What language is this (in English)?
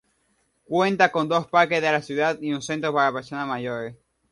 Spanish